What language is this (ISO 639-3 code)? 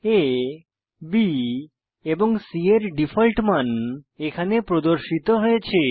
ben